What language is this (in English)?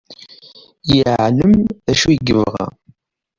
Kabyle